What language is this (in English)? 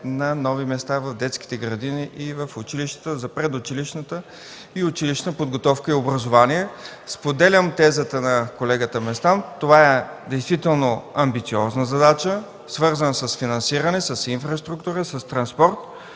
Bulgarian